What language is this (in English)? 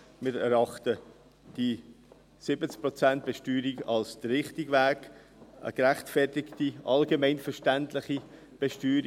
Swiss German